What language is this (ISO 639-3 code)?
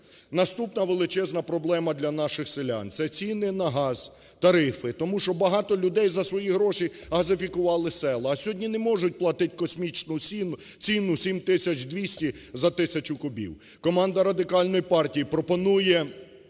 ukr